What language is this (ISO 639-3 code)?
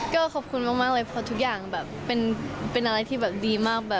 tha